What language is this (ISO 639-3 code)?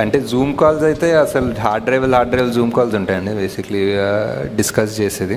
tel